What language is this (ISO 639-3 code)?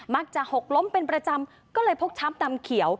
tha